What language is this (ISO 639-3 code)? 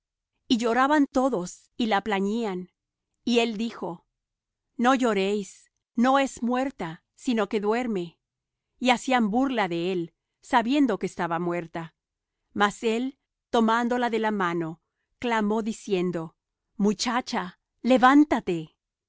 spa